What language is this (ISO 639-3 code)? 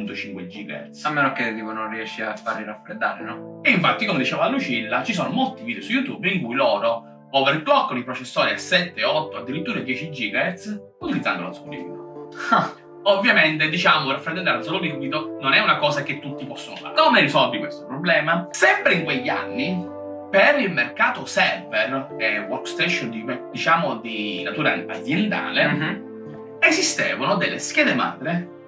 ita